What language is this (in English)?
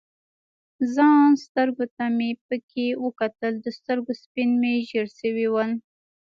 Pashto